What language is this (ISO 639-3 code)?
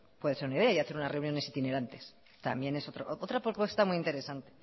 spa